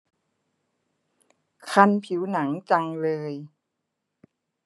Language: Thai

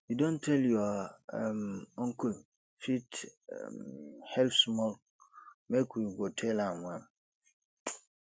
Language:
Nigerian Pidgin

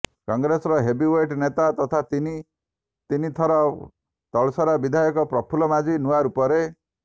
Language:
Odia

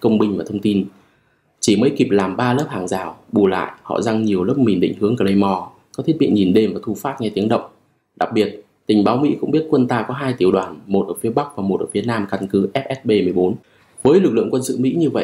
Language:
Vietnamese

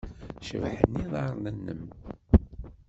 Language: Kabyle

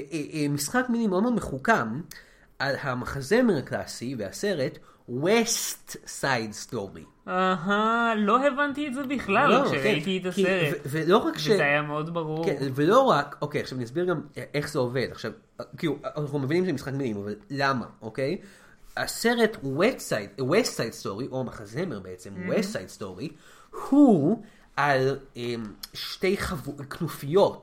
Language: Hebrew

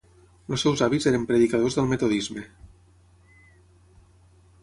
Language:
Catalan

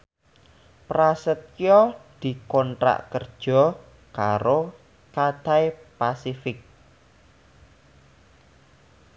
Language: Javanese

